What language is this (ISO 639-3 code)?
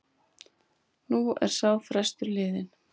isl